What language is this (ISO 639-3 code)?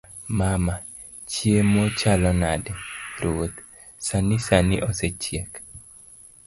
luo